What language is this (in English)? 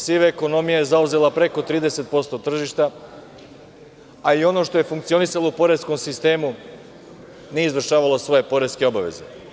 Serbian